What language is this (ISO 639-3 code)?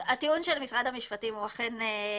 heb